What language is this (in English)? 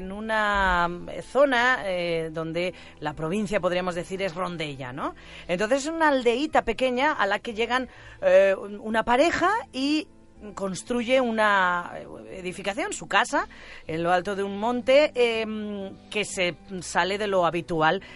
Spanish